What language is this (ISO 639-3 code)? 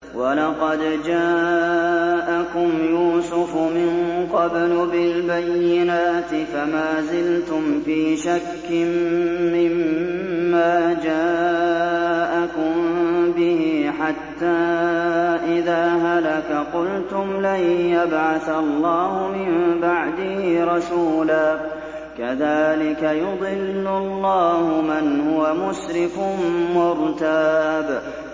ara